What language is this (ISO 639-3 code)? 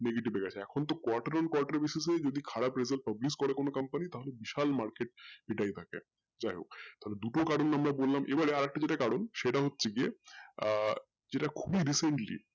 ben